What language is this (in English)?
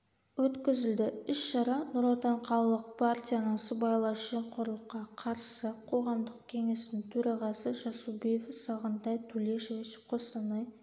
Kazakh